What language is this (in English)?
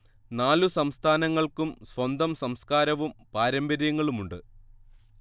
Malayalam